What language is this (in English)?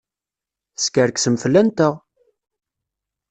Kabyle